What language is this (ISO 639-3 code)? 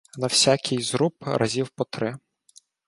ukr